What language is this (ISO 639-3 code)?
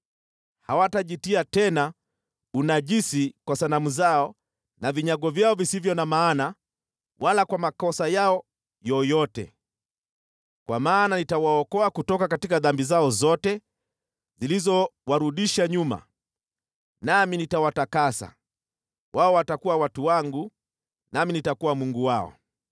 swa